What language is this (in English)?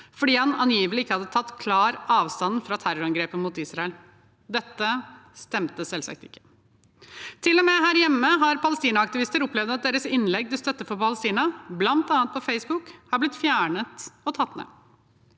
Norwegian